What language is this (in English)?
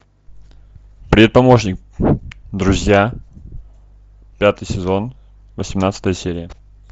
Russian